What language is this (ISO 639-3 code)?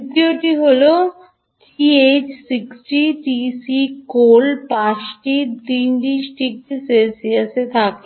ben